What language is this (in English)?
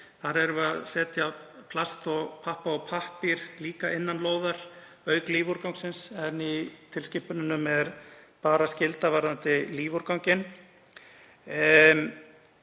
Icelandic